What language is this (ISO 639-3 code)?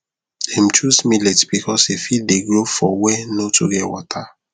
pcm